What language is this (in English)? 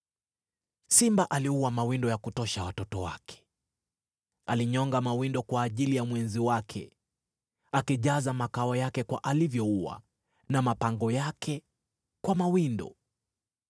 Swahili